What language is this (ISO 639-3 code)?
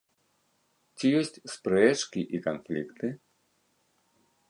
bel